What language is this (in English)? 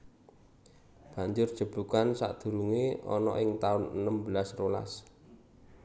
Javanese